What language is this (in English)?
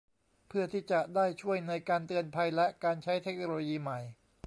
Thai